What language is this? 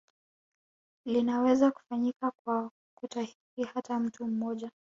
Swahili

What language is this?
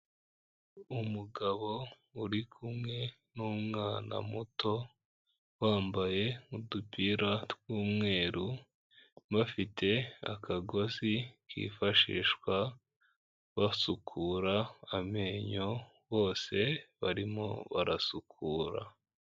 Kinyarwanda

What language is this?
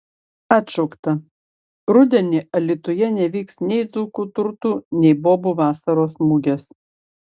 Lithuanian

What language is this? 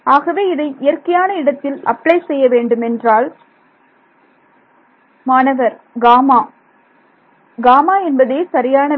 Tamil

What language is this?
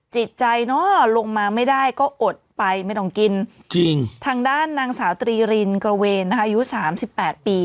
Thai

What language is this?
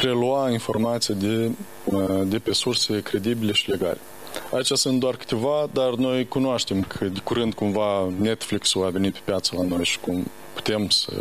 Romanian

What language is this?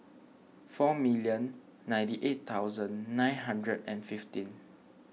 English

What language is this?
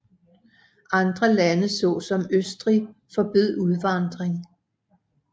Danish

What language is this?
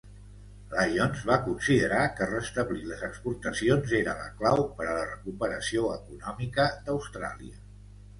Catalan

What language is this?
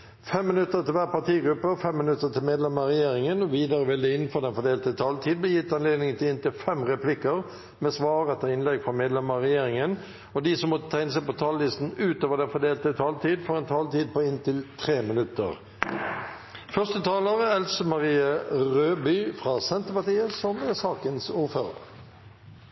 Norwegian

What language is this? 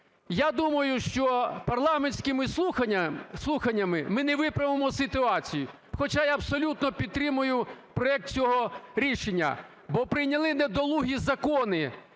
Ukrainian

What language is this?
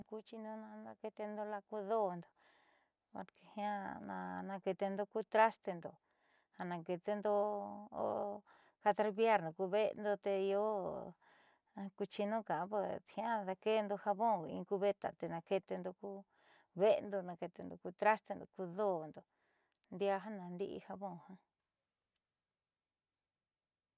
Southeastern Nochixtlán Mixtec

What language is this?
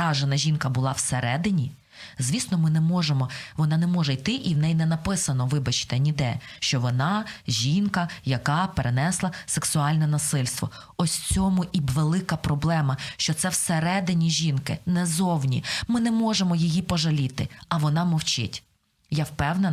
Ukrainian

